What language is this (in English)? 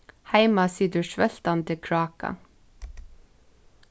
Faroese